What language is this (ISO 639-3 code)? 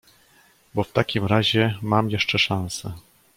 pol